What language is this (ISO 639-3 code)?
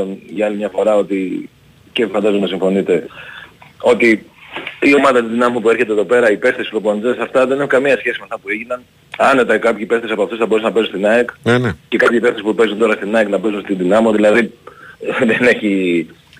ell